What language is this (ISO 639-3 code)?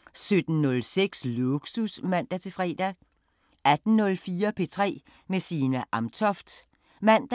dan